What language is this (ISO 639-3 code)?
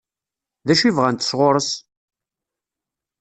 kab